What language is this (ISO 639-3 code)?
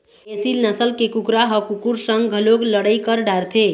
hne